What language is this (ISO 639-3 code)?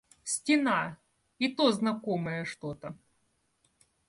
rus